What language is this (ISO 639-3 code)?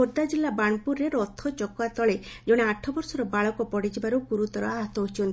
ori